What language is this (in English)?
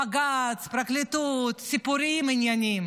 Hebrew